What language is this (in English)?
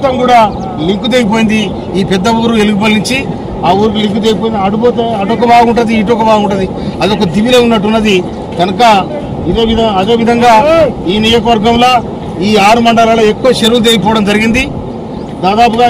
Telugu